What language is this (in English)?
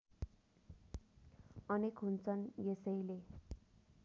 Nepali